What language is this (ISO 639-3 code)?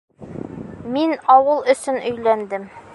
bak